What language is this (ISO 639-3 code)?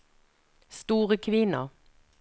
nor